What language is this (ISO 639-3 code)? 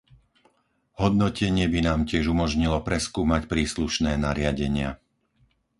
slk